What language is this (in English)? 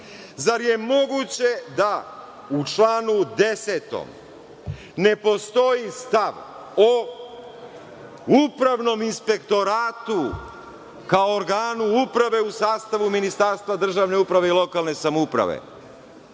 Serbian